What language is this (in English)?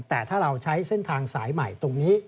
Thai